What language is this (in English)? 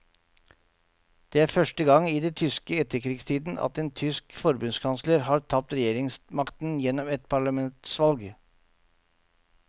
Norwegian